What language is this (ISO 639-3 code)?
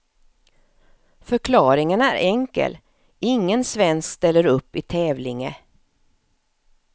swe